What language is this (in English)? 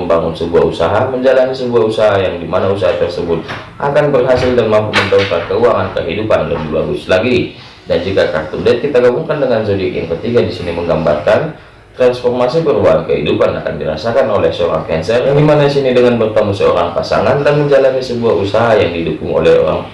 Indonesian